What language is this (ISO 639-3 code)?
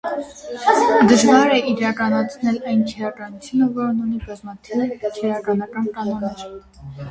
hye